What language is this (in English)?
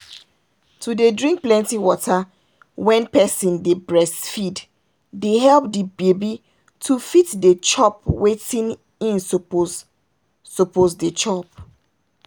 Nigerian Pidgin